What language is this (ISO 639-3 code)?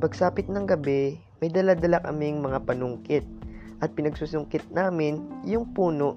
fil